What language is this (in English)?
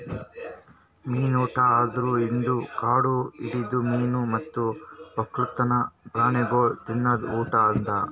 Kannada